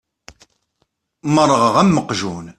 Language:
Kabyle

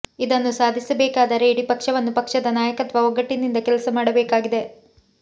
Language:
Kannada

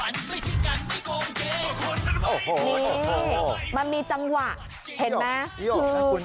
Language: Thai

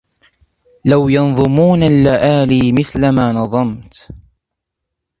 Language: Arabic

